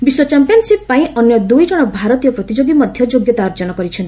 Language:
Odia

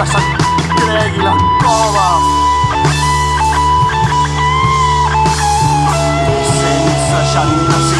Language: Catalan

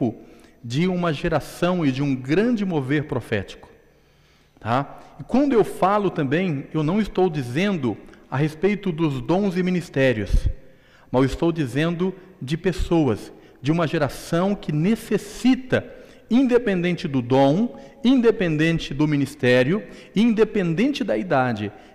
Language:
Portuguese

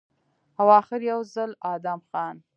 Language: Pashto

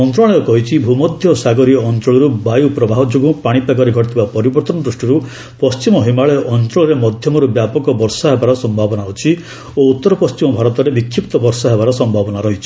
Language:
Odia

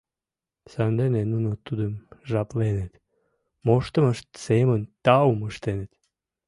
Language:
Mari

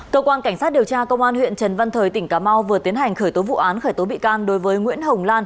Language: Vietnamese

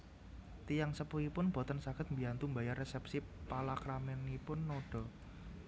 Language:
Javanese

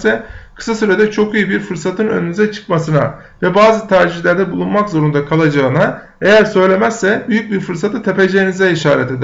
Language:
Turkish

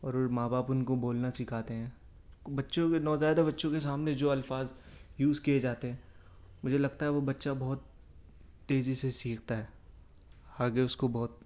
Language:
Urdu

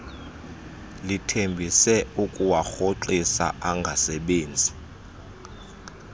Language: Xhosa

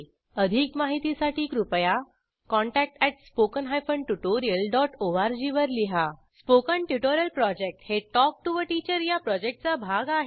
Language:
Marathi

